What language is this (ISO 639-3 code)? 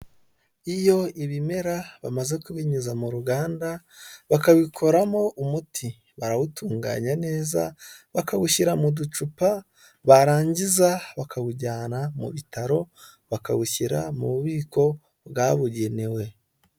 kin